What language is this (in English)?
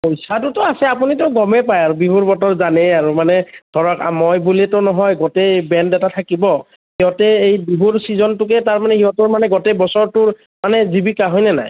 Assamese